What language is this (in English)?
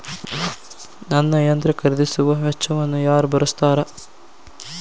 Kannada